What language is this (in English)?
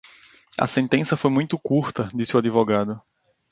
Portuguese